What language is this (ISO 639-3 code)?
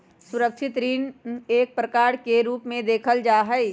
mag